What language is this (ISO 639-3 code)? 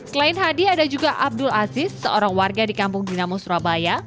ind